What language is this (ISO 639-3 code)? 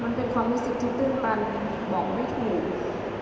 tha